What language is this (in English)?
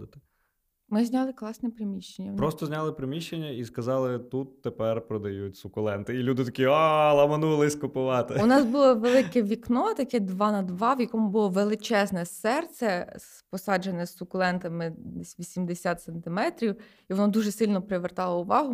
Ukrainian